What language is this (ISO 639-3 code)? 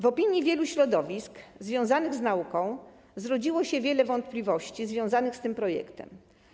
pol